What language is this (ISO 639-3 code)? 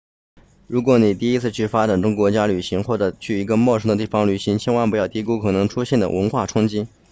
zho